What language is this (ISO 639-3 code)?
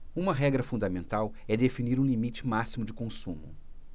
por